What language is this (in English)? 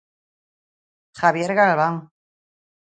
Galician